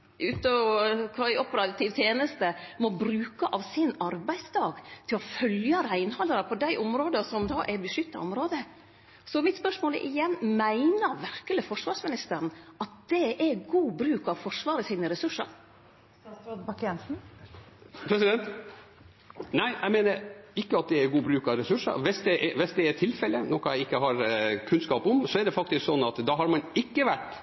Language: Norwegian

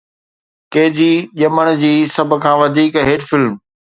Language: Sindhi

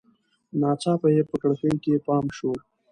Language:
Pashto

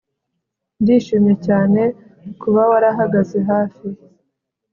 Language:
Kinyarwanda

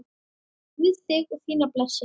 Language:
Icelandic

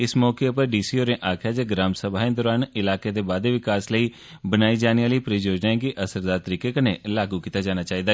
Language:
Dogri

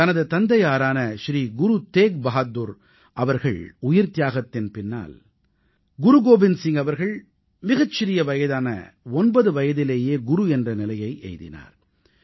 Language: Tamil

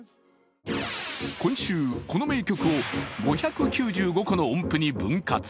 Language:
Japanese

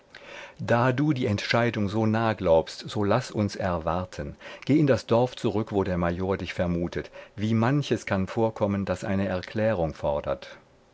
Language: German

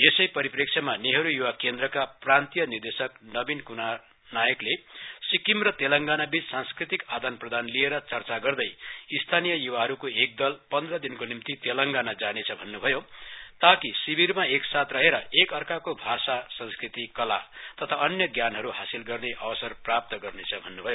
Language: Nepali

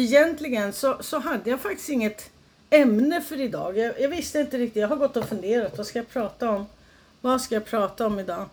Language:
Swedish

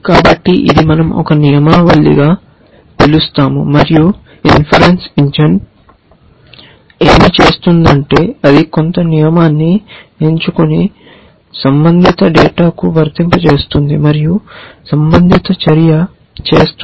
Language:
Telugu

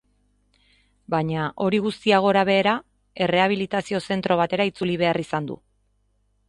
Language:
Basque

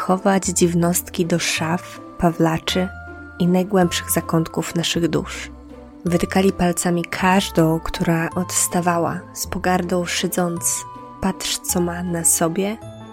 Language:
Polish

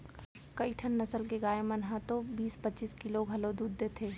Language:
Chhattisgarhi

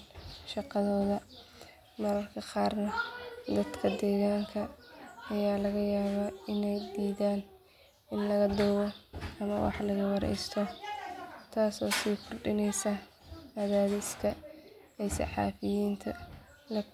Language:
Somali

